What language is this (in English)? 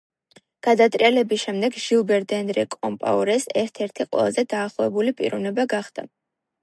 Georgian